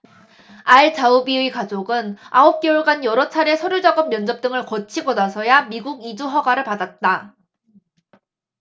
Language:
Korean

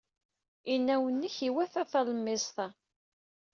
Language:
Kabyle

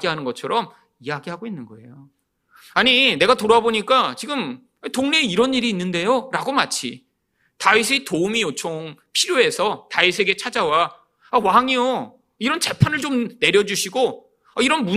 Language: Korean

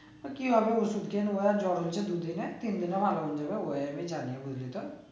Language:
Bangla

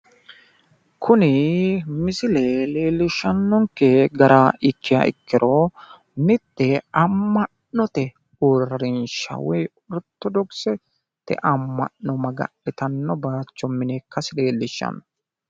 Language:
Sidamo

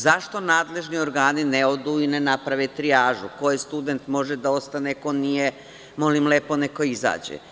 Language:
Serbian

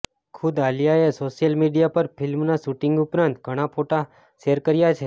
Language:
Gujarati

